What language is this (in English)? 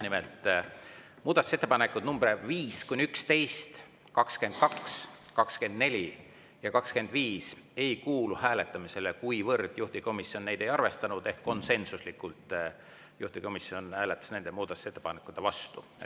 Estonian